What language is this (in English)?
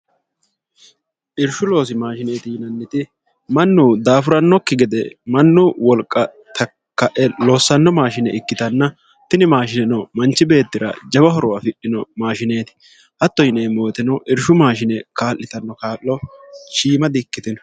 Sidamo